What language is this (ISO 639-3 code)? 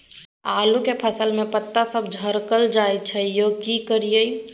mai